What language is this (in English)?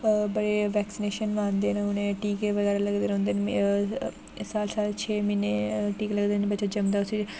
Dogri